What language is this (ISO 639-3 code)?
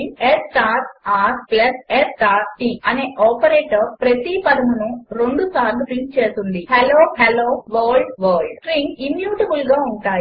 tel